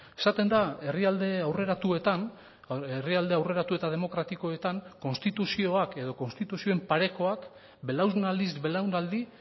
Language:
Basque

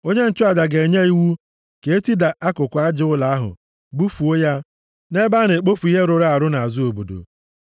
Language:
Igbo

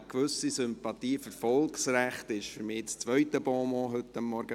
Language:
Swiss German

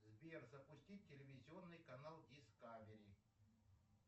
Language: Russian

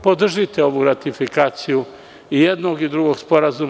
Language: Serbian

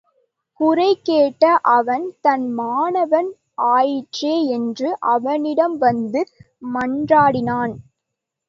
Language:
Tamil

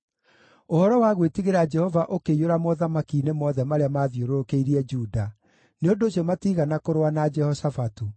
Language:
Kikuyu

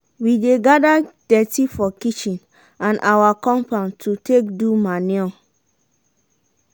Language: Nigerian Pidgin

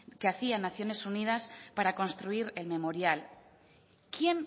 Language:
Spanish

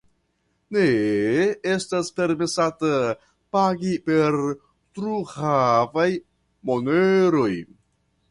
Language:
Esperanto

